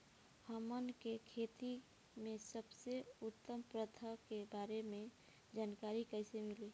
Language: Bhojpuri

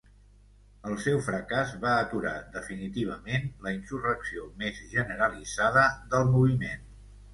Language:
Catalan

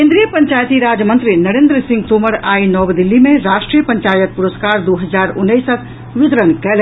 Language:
Maithili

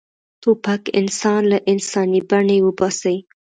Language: Pashto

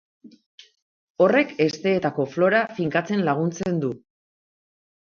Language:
Basque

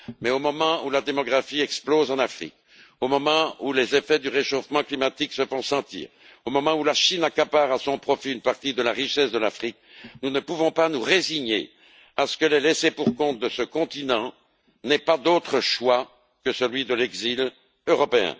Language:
French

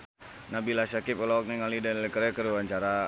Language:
Sundanese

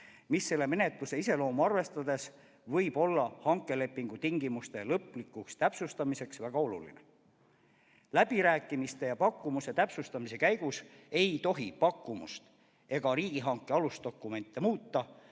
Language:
Estonian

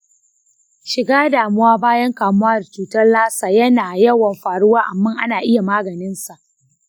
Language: Hausa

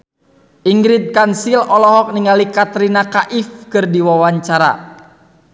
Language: Sundanese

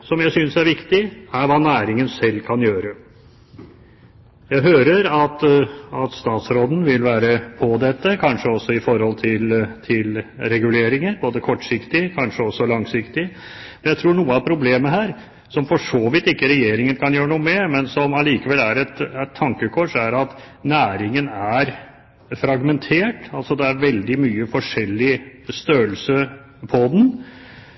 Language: Norwegian Bokmål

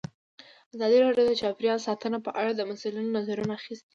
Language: Pashto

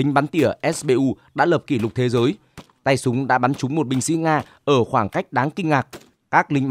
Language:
Vietnamese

